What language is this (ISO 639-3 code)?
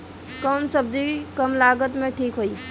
bho